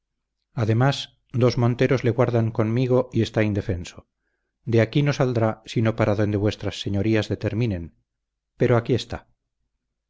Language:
Spanish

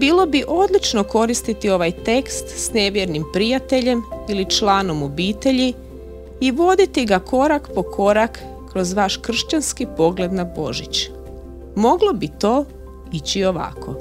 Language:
Croatian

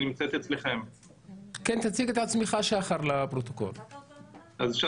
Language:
Hebrew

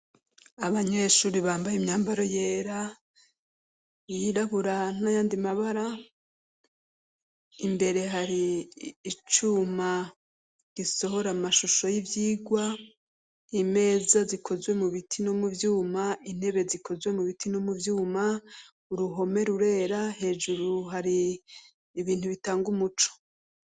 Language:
Rundi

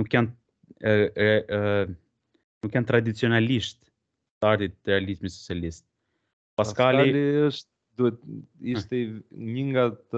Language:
Romanian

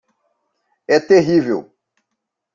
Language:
Portuguese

